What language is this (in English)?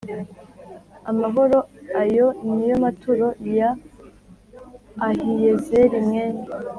Kinyarwanda